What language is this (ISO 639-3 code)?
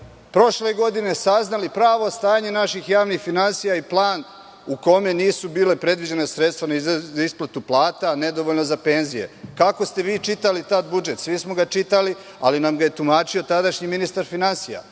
srp